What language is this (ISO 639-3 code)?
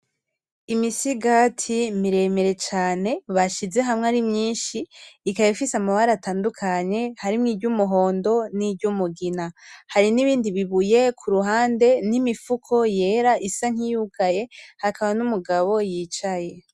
run